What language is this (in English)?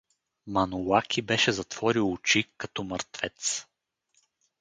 Bulgarian